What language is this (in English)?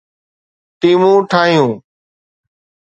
Sindhi